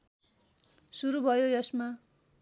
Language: Nepali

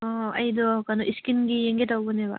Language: Manipuri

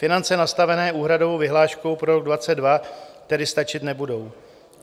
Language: Czech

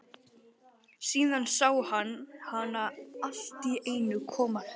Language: Icelandic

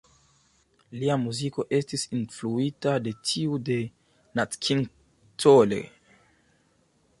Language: Esperanto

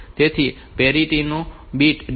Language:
Gujarati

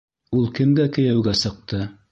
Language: Bashkir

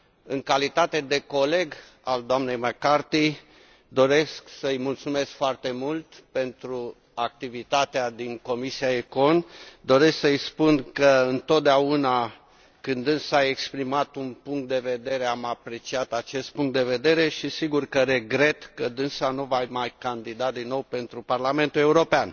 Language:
Romanian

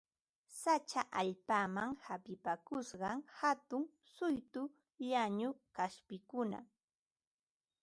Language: Ambo-Pasco Quechua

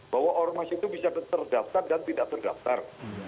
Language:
Indonesian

